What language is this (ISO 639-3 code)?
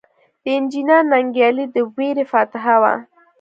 pus